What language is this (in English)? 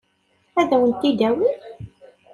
Kabyle